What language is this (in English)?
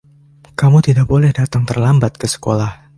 Indonesian